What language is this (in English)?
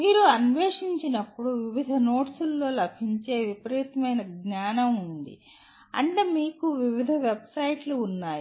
Telugu